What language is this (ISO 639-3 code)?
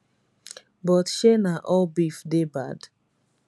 pcm